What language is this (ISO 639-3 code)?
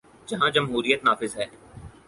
urd